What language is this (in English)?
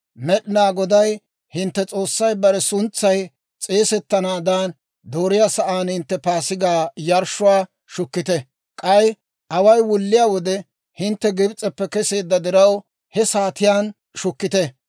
Dawro